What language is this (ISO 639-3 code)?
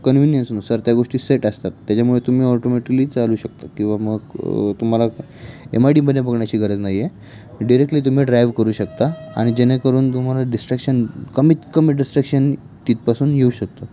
mar